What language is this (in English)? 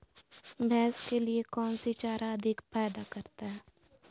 Magahi